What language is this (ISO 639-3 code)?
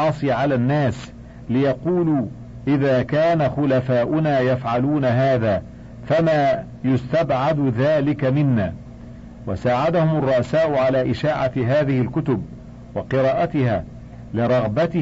ara